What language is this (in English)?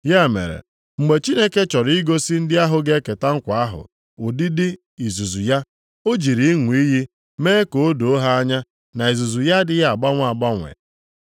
Igbo